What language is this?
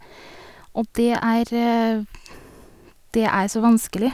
Norwegian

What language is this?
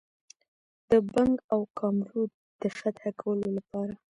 Pashto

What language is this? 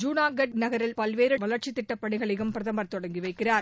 Tamil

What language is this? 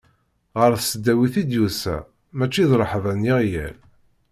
Kabyle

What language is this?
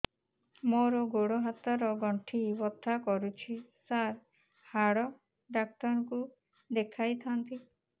Odia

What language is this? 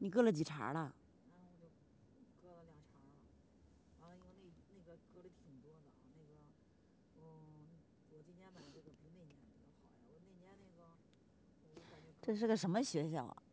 Chinese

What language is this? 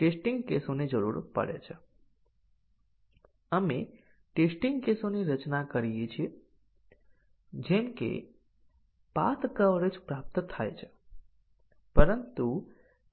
Gujarati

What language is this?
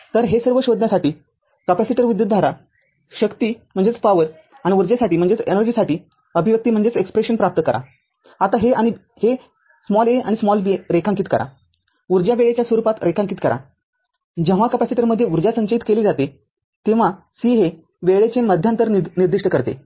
Marathi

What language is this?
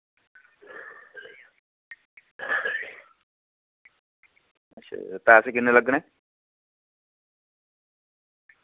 Dogri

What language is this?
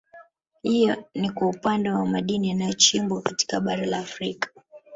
Swahili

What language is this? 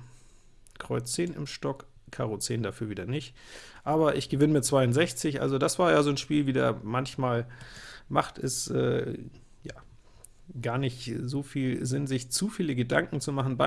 German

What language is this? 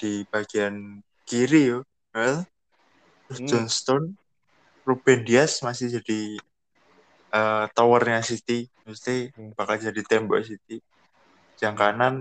Indonesian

